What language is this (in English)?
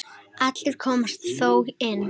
Icelandic